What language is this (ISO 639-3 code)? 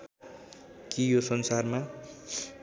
nep